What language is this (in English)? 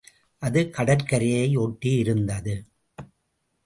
Tamil